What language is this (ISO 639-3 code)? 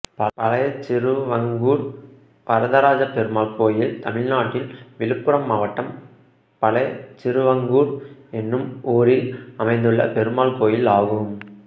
tam